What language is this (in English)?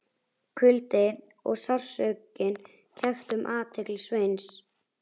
Icelandic